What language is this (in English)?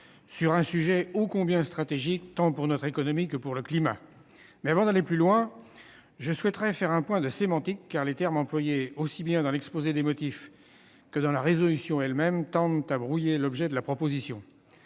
French